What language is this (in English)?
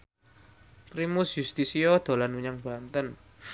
Javanese